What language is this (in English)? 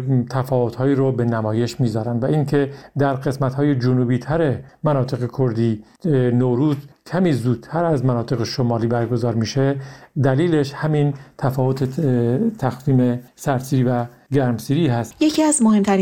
Persian